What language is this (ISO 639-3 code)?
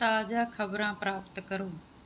pan